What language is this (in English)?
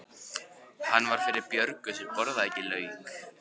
Icelandic